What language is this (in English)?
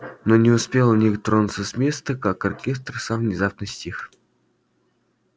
Russian